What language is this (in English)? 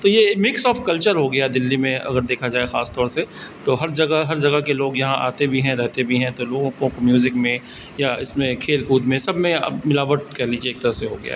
Urdu